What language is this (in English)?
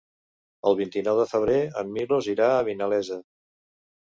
Catalan